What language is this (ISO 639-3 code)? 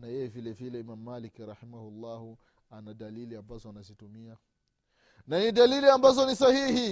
swa